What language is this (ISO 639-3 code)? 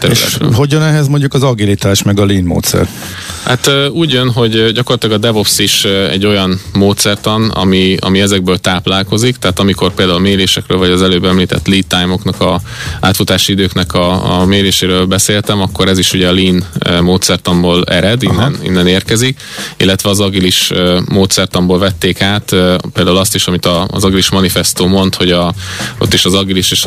hun